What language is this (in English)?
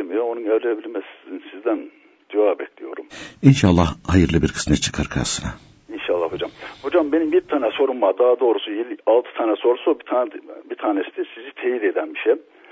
Turkish